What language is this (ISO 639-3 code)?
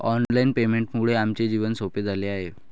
mar